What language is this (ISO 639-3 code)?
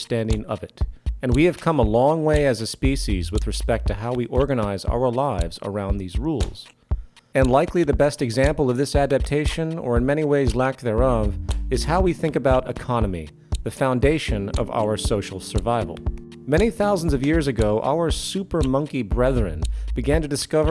eng